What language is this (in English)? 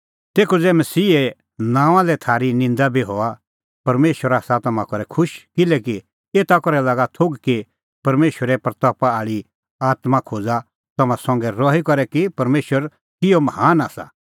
Kullu Pahari